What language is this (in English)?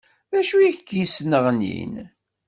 Kabyle